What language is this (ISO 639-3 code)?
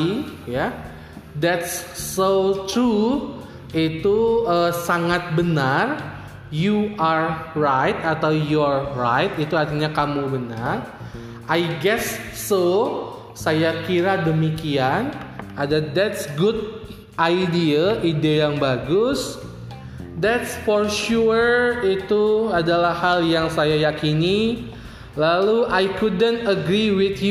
ind